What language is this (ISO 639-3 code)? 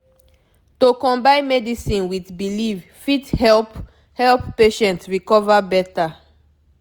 pcm